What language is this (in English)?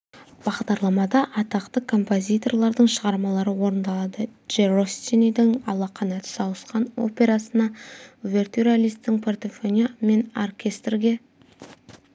Kazakh